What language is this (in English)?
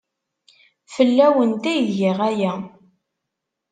Kabyle